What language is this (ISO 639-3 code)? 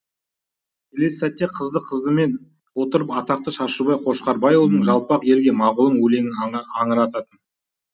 kaz